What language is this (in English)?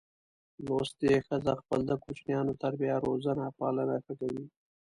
Pashto